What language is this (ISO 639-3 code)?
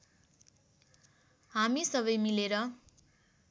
nep